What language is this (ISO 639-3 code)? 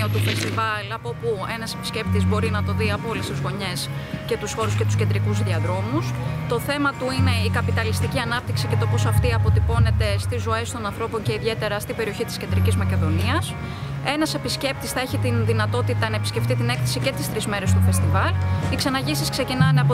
ell